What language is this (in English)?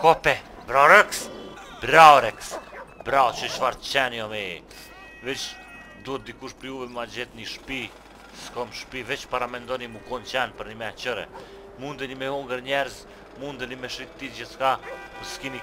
Romanian